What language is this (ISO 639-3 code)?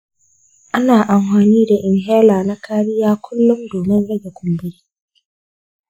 hau